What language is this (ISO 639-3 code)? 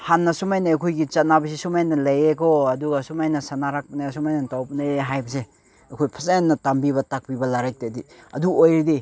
mni